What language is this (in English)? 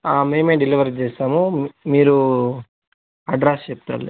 Telugu